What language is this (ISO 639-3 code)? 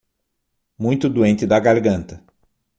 por